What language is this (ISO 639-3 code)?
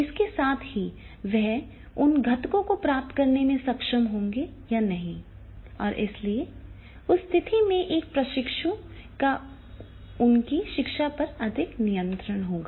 hin